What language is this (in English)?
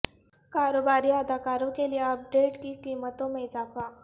Urdu